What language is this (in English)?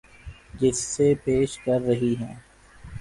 Urdu